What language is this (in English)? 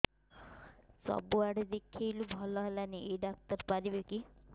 Odia